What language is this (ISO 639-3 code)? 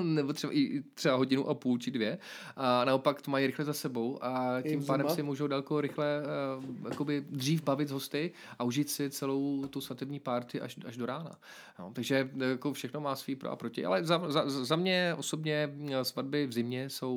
ces